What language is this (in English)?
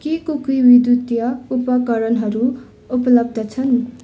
Nepali